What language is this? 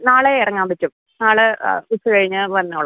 Malayalam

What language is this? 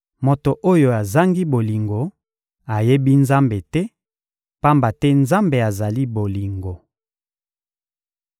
Lingala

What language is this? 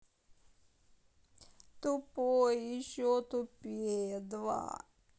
Russian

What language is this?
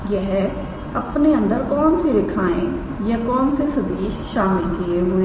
Hindi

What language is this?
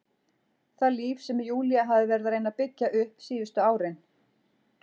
Icelandic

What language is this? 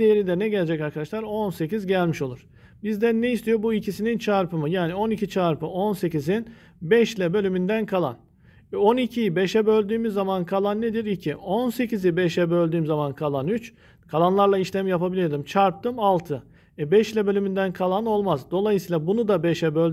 Turkish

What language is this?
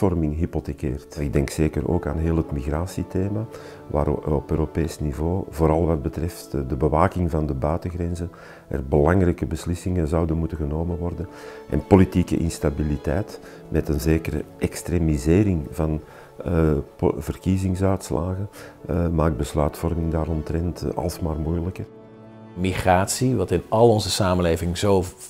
Dutch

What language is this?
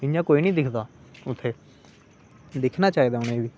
Dogri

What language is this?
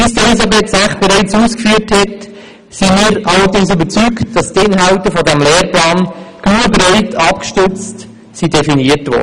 Swiss German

